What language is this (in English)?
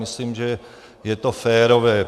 Czech